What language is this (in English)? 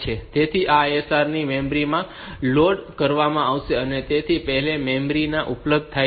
Gujarati